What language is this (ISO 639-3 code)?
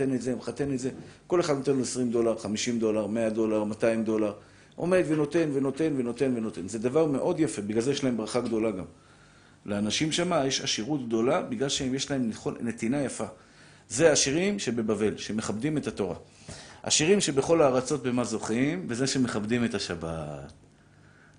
heb